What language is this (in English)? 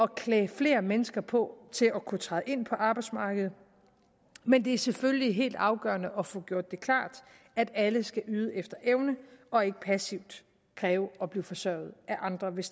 Danish